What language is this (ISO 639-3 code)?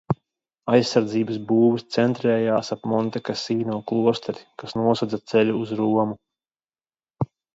lav